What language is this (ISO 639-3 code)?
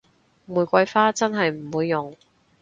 yue